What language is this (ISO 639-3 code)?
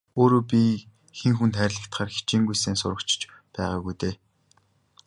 mon